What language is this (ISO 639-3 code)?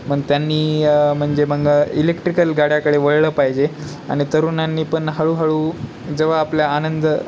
mar